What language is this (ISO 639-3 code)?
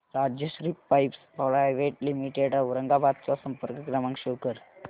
mar